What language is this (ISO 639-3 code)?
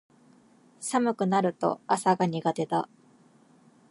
jpn